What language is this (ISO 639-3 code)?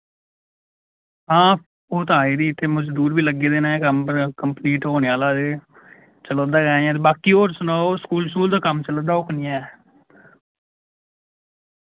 doi